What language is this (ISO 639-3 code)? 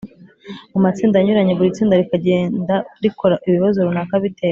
kin